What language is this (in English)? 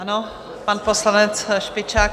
Czech